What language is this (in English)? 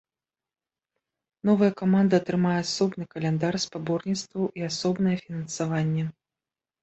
Belarusian